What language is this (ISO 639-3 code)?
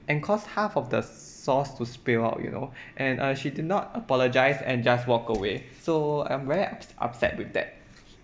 eng